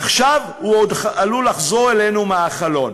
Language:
Hebrew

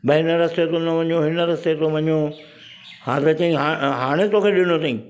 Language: Sindhi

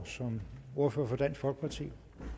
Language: Danish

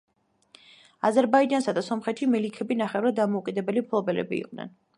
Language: Georgian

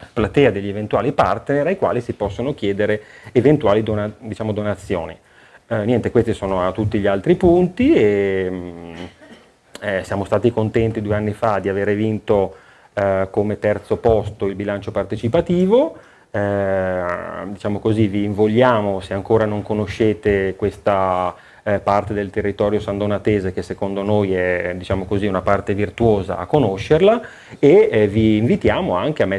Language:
Italian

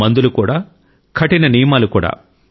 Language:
Telugu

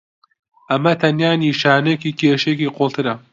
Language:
Central Kurdish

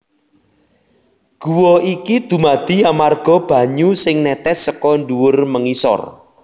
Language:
Javanese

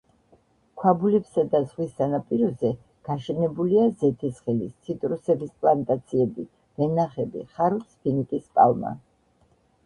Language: Georgian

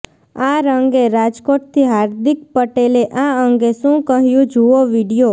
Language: Gujarati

